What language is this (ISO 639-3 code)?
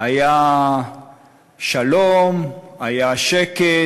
heb